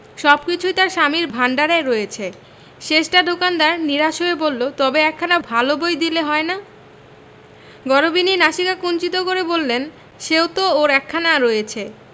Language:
Bangla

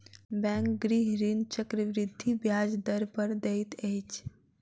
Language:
Maithili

